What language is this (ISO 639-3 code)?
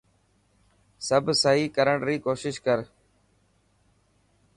mki